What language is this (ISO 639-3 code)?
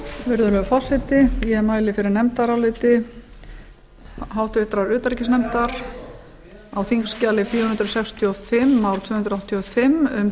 isl